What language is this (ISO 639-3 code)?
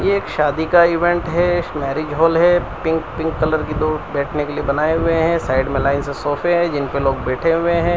hin